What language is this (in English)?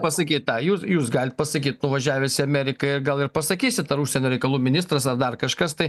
Lithuanian